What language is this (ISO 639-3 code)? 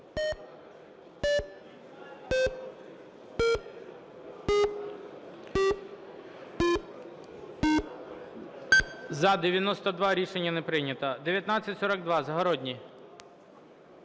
ukr